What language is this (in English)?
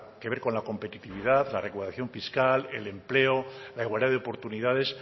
Spanish